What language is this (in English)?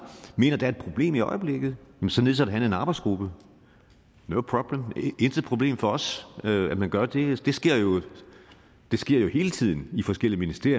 Danish